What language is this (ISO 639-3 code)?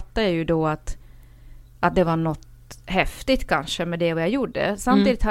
swe